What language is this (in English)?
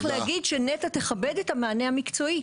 Hebrew